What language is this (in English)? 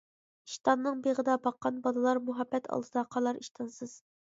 Uyghur